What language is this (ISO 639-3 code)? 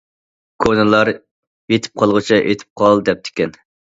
uig